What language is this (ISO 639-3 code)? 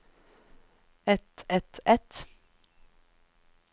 nor